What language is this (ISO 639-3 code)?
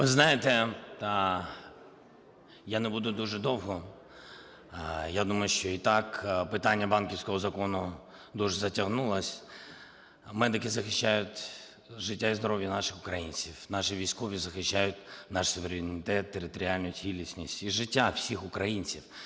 ukr